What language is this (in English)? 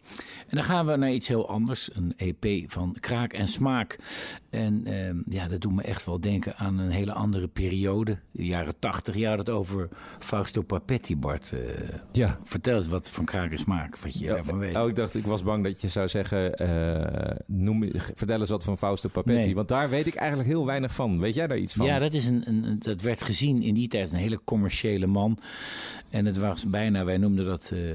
Dutch